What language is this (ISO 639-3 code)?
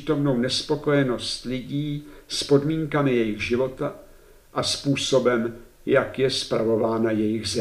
ces